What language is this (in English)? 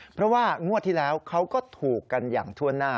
Thai